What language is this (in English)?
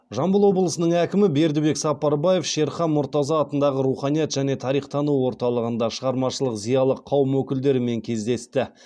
Kazakh